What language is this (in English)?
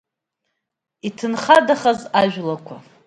Abkhazian